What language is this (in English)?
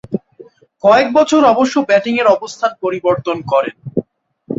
Bangla